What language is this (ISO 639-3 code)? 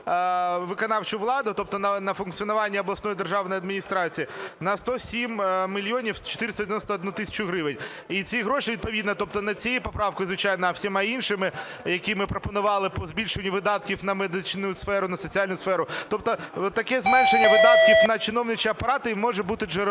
ukr